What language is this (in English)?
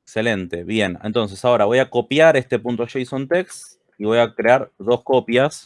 Spanish